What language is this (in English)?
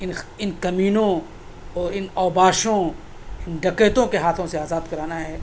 Urdu